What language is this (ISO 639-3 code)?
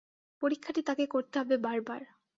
ben